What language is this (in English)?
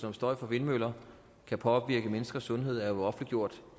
Danish